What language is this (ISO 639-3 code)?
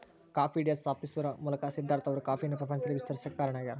kan